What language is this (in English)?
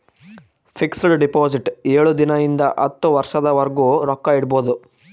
Kannada